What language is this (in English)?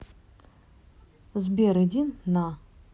Russian